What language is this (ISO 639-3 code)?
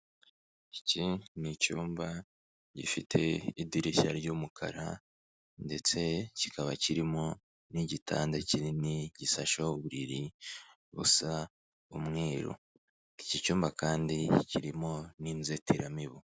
kin